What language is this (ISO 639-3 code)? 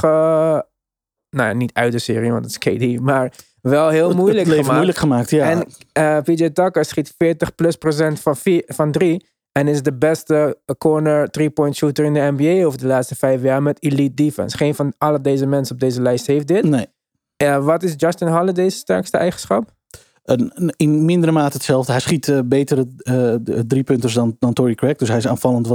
nld